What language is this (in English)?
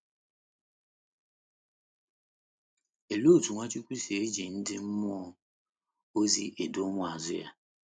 Igbo